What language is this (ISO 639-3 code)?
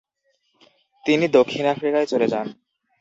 ben